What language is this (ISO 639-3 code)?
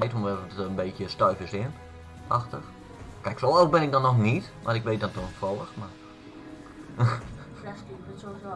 nld